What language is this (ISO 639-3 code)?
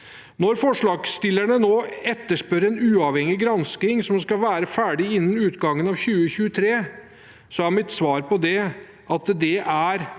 nor